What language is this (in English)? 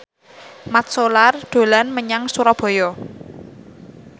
Javanese